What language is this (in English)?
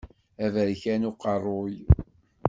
Kabyle